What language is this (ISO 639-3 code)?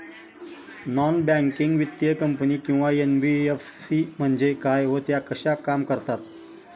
mar